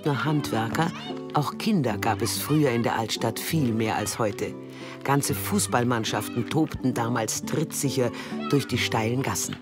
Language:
German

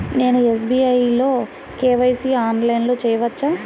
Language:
Telugu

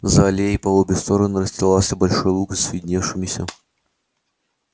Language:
Russian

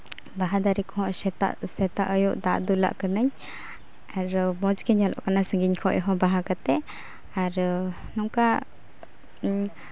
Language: Santali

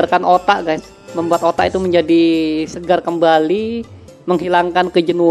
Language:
Indonesian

